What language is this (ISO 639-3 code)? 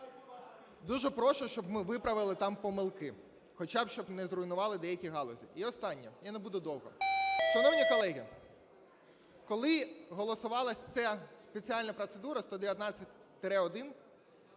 ukr